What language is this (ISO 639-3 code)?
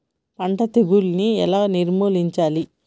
tel